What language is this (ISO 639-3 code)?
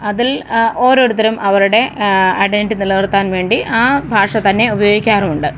mal